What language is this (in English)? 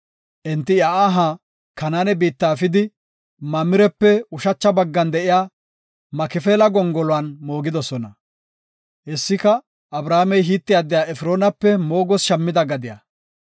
Gofa